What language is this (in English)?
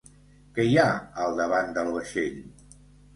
Catalan